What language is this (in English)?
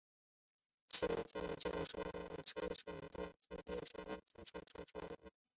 Chinese